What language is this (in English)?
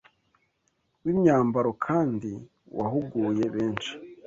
Kinyarwanda